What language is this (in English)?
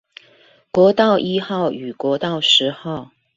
Chinese